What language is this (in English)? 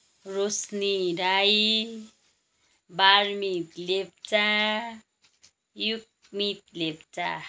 Nepali